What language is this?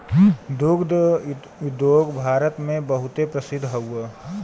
Bhojpuri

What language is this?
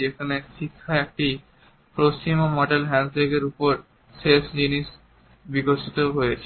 Bangla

